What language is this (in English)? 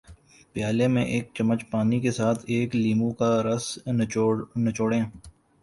Urdu